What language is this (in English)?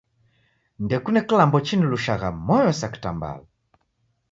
Taita